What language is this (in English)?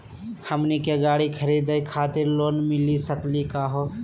Magahi